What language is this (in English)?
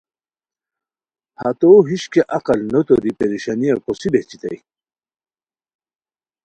Khowar